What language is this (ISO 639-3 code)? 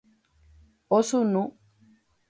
grn